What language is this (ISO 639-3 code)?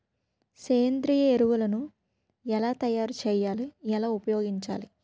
tel